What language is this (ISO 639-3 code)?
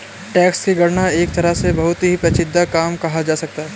hin